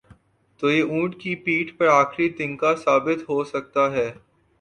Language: Urdu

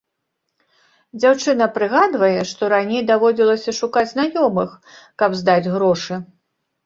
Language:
Belarusian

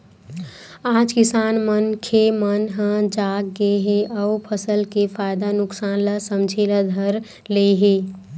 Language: Chhattisgarhi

